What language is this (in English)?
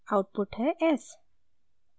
Hindi